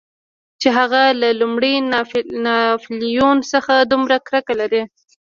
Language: Pashto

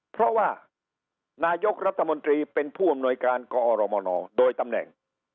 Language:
Thai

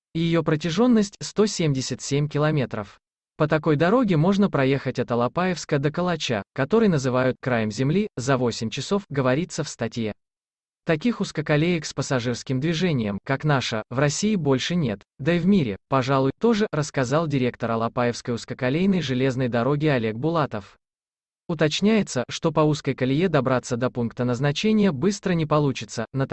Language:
Russian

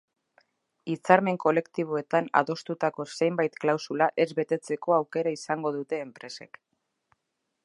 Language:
Basque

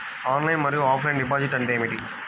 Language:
Telugu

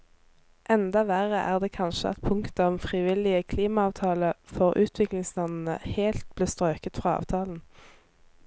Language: Norwegian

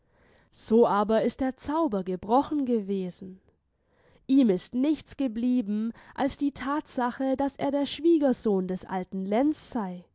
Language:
German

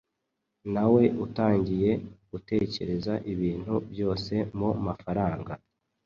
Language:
Kinyarwanda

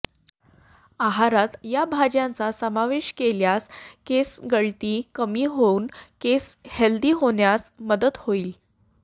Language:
Marathi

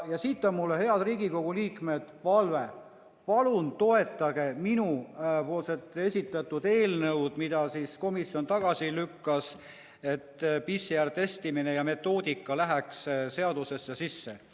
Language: Estonian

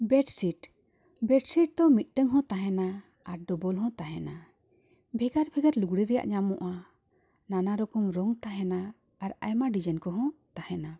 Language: Santali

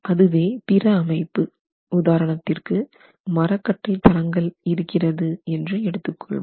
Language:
Tamil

